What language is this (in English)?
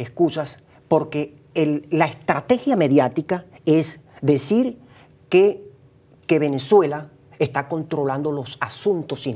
Spanish